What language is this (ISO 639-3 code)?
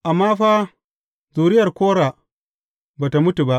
hau